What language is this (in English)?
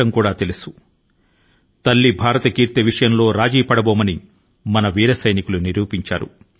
Telugu